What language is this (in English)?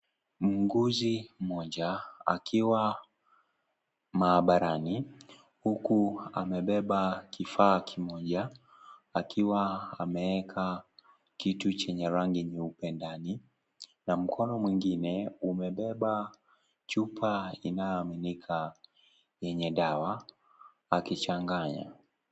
Swahili